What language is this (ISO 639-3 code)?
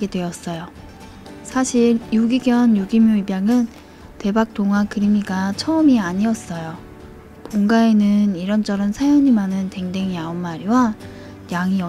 kor